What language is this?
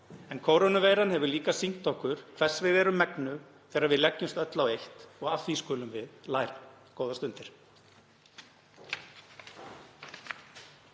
Icelandic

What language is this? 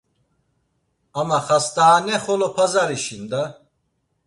Laz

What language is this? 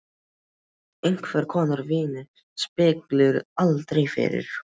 Icelandic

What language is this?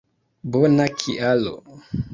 Esperanto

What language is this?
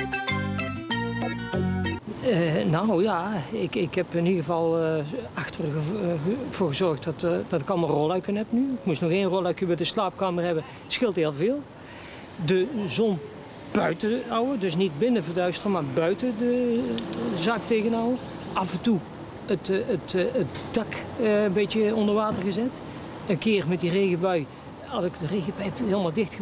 Dutch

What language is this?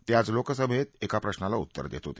Marathi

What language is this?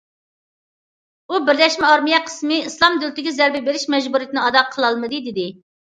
Uyghur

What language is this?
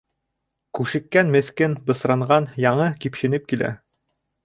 Bashkir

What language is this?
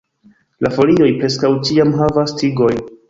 Esperanto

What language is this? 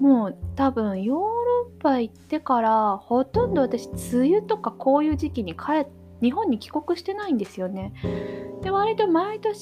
Japanese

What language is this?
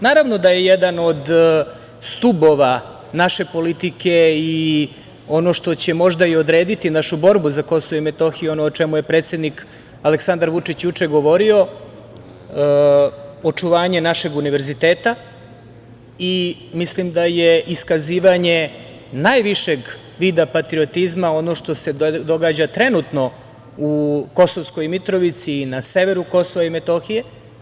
Serbian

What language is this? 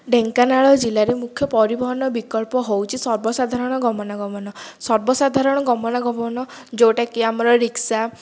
Odia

